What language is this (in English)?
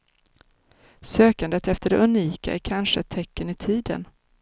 Swedish